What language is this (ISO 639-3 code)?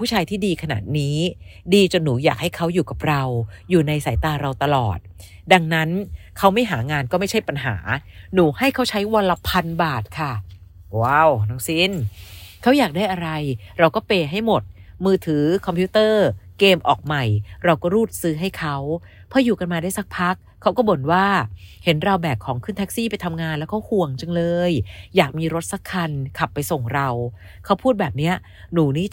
tha